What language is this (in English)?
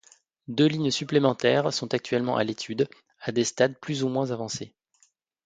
French